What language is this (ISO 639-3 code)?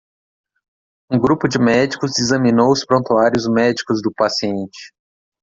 por